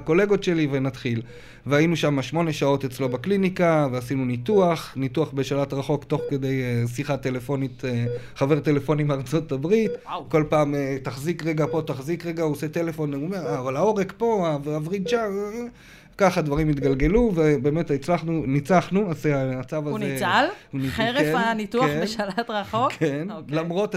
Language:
Hebrew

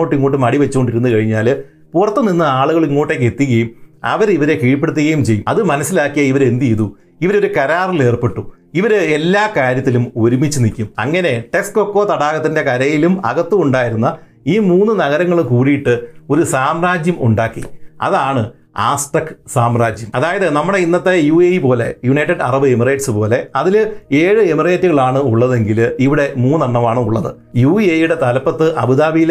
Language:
Malayalam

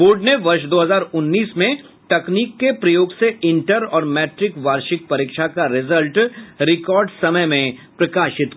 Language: Hindi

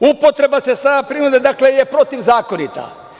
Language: Serbian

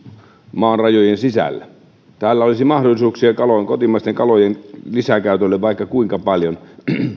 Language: Finnish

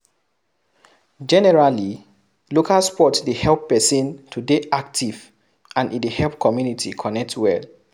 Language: Nigerian Pidgin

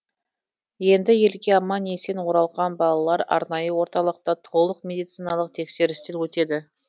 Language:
Kazakh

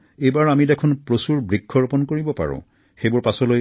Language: Assamese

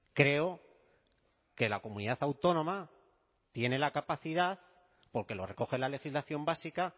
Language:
Spanish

